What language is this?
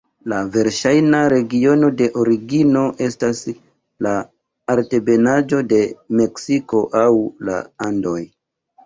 Esperanto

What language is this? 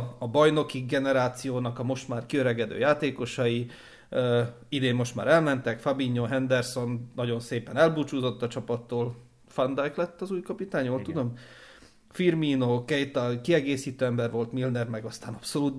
Hungarian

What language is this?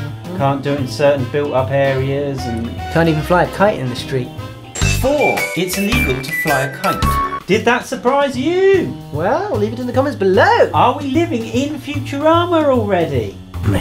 English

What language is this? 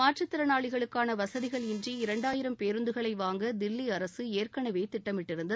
Tamil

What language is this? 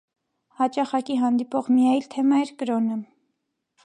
Armenian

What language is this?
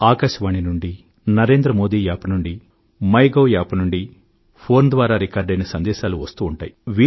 Telugu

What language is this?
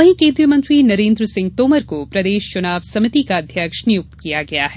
Hindi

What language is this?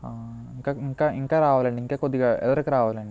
Telugu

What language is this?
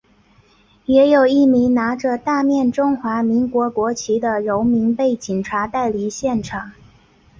Chinese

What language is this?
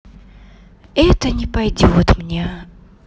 Russian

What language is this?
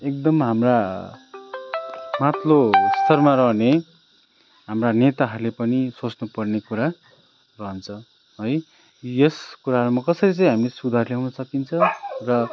Nepali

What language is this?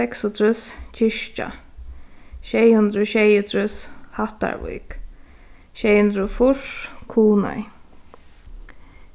Faroese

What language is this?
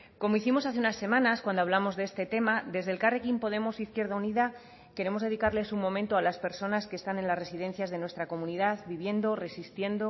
Spanish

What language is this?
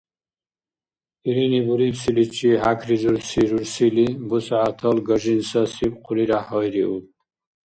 Dargwa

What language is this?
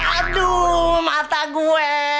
Indonesian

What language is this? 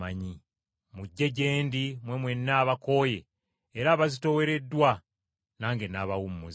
Ganda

